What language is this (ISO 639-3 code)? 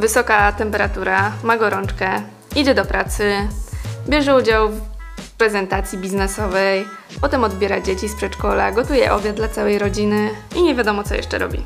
pol